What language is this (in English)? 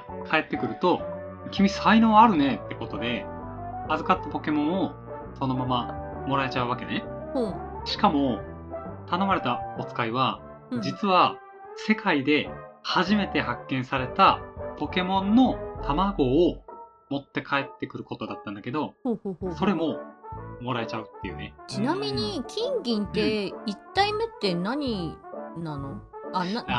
Japanese